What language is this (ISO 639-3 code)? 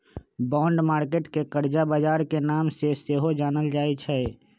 mag